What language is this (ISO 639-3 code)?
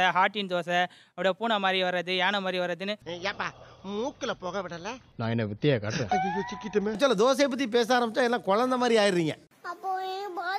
tam